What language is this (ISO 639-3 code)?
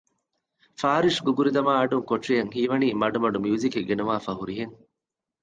div